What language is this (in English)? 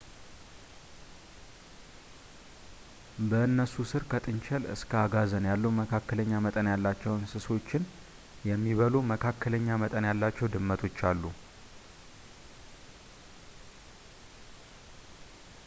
Amharic